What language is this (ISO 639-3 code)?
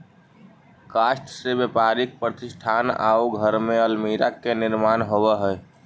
mag